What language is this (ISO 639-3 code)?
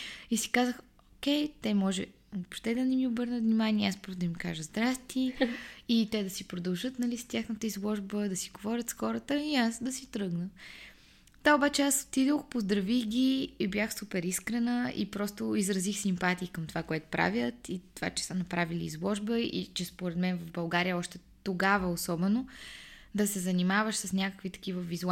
bul